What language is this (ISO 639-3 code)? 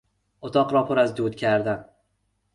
fas